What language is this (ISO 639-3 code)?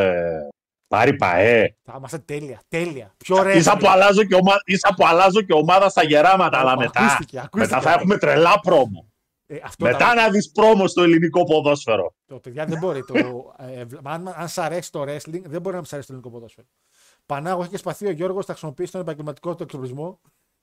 ell